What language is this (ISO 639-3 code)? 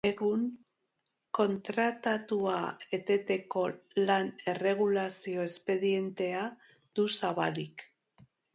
eus